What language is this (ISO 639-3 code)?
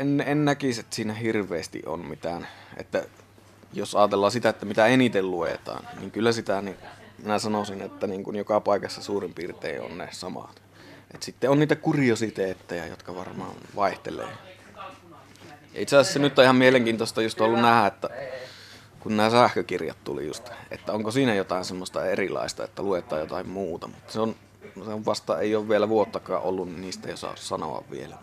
fin